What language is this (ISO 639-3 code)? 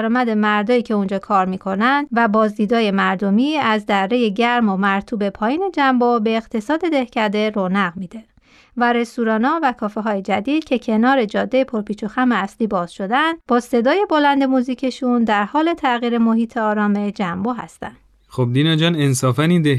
fas